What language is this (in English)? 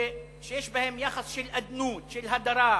Hebrew